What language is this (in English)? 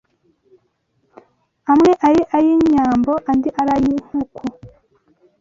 Kinyarwanda